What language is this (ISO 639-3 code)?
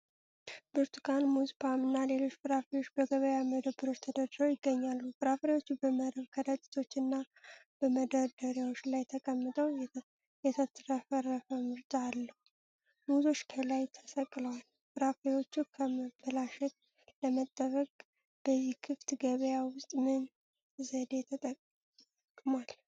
amh